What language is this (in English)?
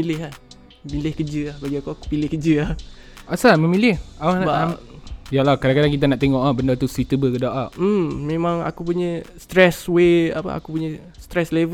Malay